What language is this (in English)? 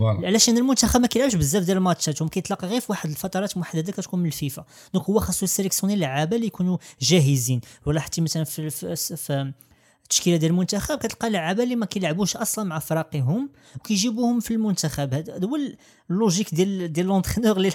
Arabic